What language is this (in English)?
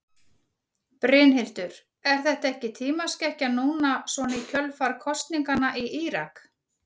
Icelandic